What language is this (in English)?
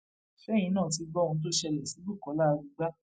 Yoruba